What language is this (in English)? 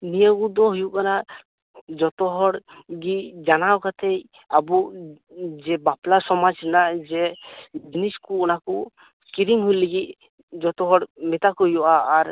Santali